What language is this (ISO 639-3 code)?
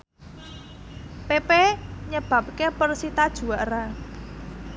jav